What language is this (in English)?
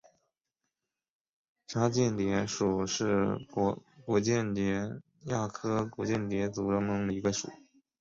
Chinese